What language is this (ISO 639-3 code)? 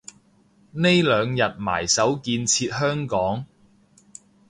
yue